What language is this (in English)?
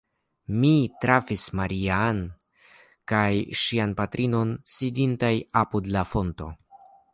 Esperanto